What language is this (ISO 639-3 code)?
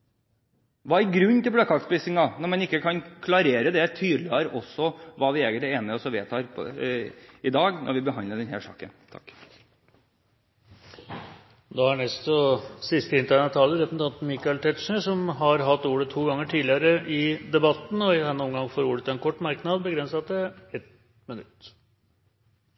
nob